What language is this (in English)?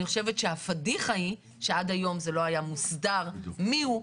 Hebrew